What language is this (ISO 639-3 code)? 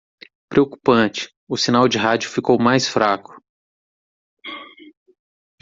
por